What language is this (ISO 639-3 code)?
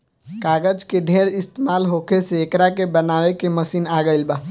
bho